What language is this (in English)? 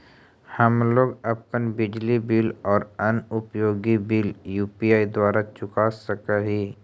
Magahi